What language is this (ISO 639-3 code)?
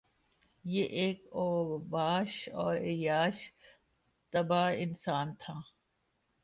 urd